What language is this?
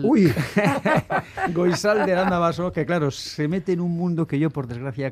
Spanish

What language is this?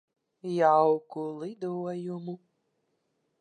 Latvian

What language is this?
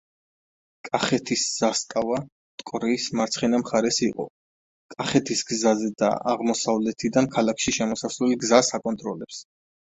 Georgian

